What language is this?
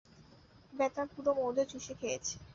Bangla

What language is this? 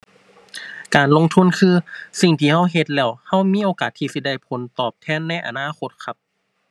Thai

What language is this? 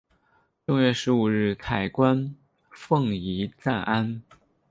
Chinese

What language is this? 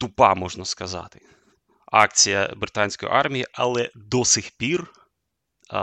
Ukrainian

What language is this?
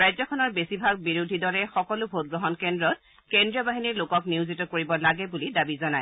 Assamese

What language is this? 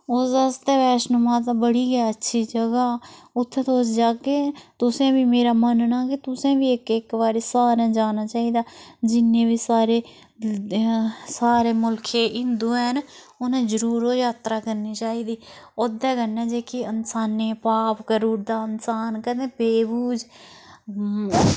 Dogri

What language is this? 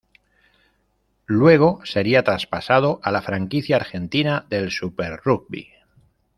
Spanish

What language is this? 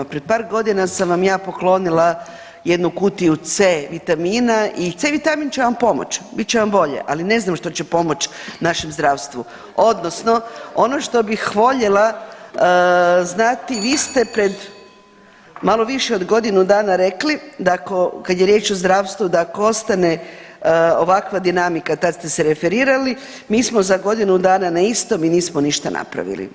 Croatian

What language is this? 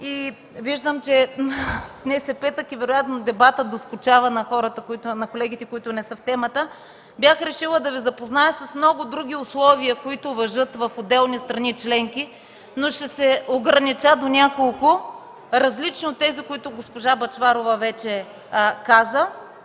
Bulgarian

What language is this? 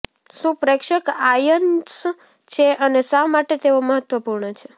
Gujarati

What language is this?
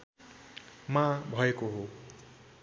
Nepali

